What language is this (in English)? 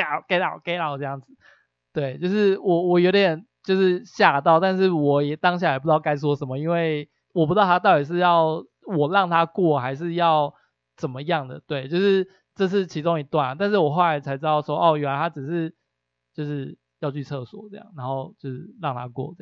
Chinese